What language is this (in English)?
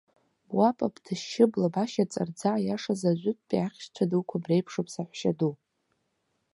Abkhazian